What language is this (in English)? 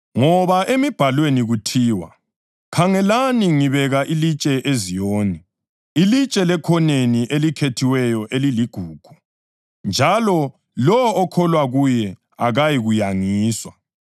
North Ndebele